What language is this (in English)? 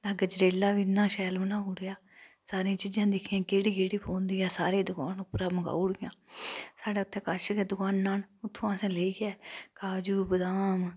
Dogri